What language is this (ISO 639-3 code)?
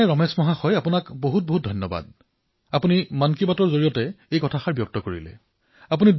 asm